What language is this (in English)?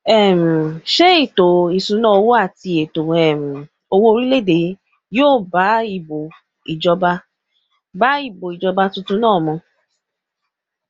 Yoruba